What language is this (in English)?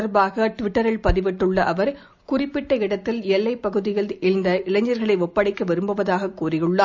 Tamil